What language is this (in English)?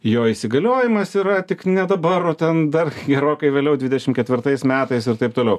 Lithuanian